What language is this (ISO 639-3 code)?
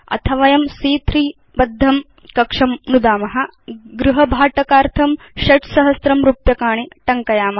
san